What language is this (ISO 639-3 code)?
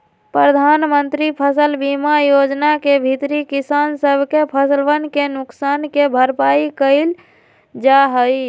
mag